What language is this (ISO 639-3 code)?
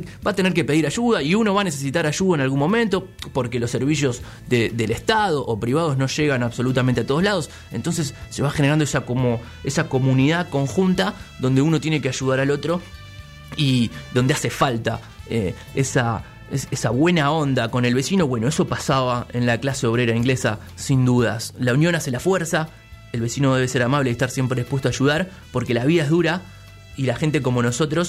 spa